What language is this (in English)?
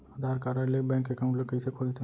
Chhattisgarhi